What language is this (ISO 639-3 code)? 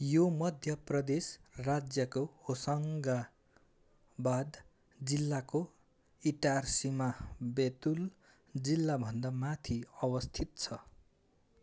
nep